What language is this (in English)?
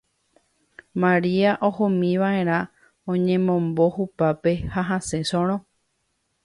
Guarani